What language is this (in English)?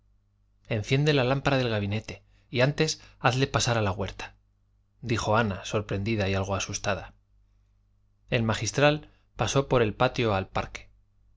Spanish